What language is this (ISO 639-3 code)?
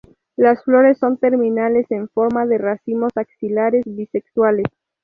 spa